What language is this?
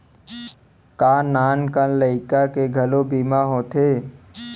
Chhattisgarhi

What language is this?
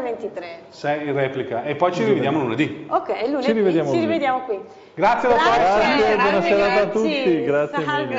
Italian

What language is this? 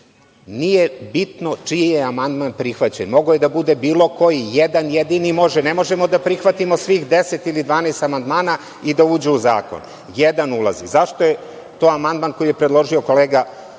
Serbian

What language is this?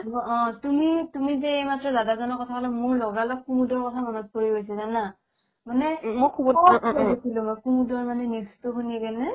Assamese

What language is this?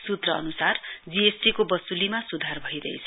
Nepali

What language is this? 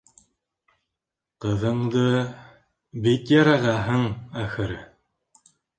Bashkir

